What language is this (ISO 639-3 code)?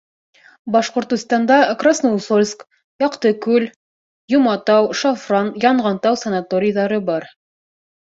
bak